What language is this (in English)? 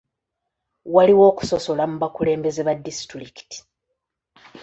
Ganda